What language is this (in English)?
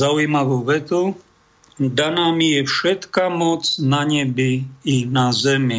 Slovak